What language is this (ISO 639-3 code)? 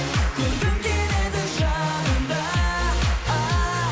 kaz